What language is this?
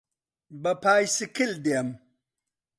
Central Kurdish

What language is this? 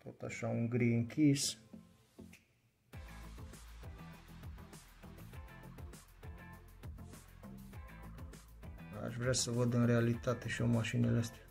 Romanian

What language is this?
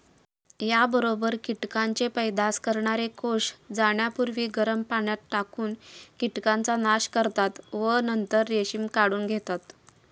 Marathi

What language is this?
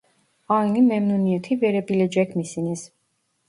Turkish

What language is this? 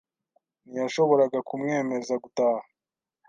Kinyarwanda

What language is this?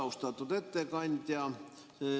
Estonian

